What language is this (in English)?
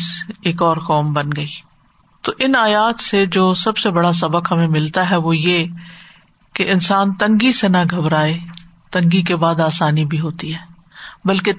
Urdu